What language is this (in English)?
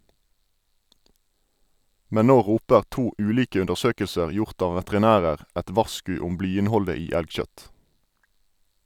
Norwegian